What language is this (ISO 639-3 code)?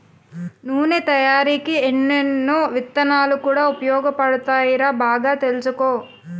tel